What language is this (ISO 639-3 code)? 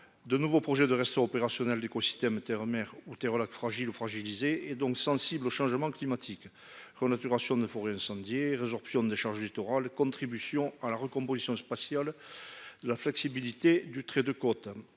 fra